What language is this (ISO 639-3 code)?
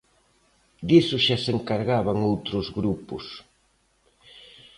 glg